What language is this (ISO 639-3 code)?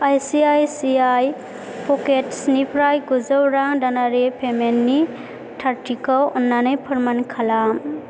brx